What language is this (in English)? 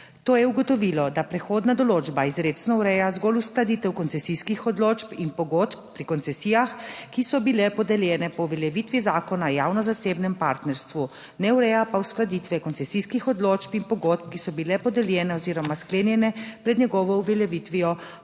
Slovenian